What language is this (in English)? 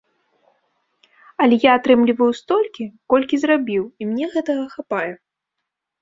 Belarusian